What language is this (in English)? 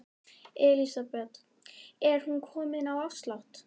Icelandic